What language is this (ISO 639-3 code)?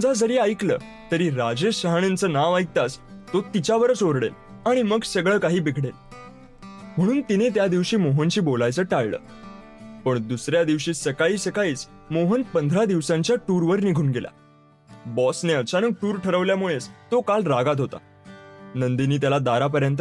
mar